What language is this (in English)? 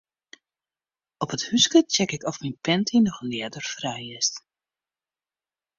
Western Frisian